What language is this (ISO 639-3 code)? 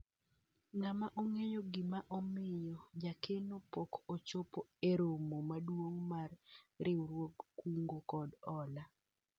luo